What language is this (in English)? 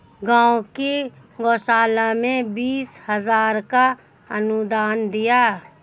Hindi